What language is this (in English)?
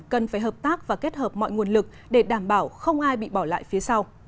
Vietnamese